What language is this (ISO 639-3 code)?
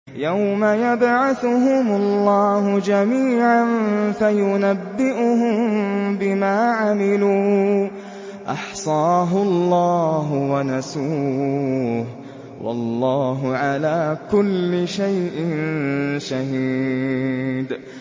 ara